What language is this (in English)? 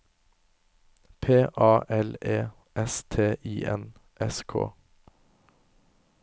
Norwegian